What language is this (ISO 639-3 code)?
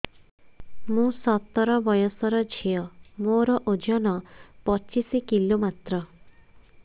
ori